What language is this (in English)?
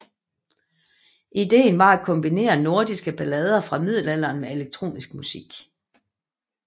Danish